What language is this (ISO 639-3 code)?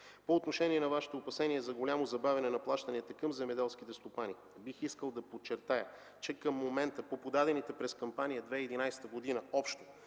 bul